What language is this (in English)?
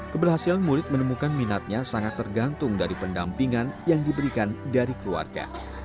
Indonesian